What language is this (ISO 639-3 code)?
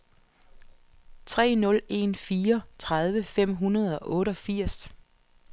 dan